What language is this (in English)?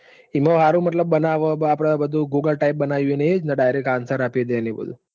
Gujarati